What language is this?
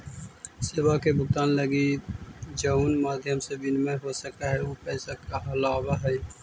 Magahi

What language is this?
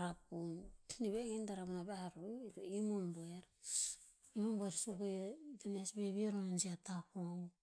Tinputz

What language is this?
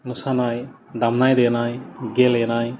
Bodo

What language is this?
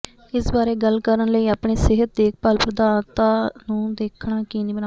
Punjabi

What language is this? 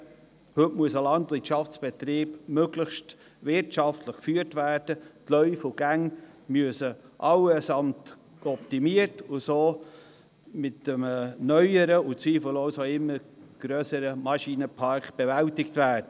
Swiss German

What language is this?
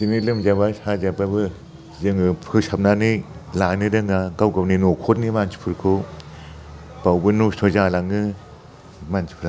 Bodo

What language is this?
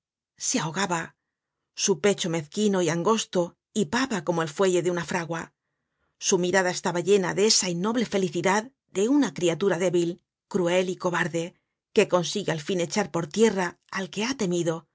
Spanish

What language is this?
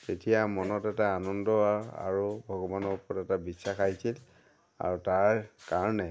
Assamese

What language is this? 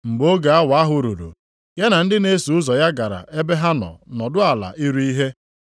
Igbo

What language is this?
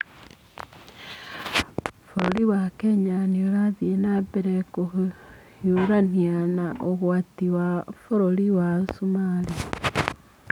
Kikuyu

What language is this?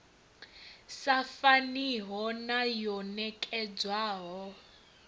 Venda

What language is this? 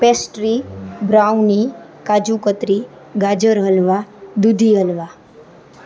Gujarati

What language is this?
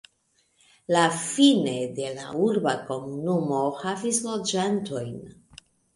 Esperanto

